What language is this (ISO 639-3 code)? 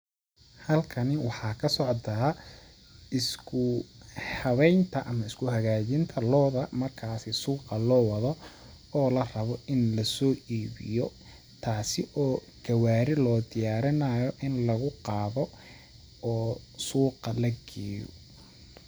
som